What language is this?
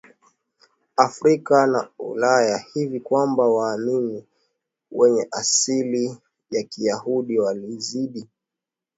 Swahili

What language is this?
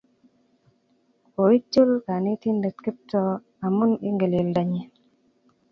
Kalenjin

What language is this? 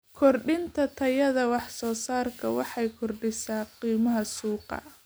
Somali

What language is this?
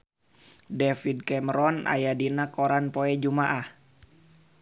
Sundanese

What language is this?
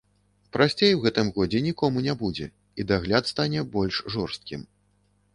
Belarusian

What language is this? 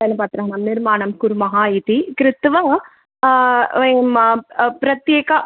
Sanskrit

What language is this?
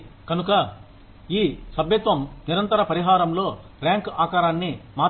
Telugu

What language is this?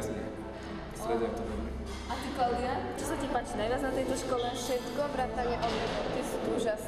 Slovak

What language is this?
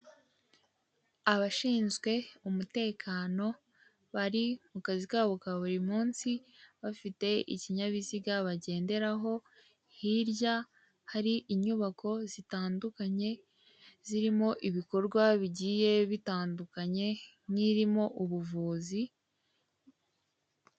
Kinyarwanda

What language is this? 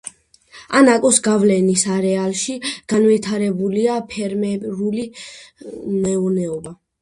Georgian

